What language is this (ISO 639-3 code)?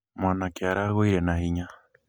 kik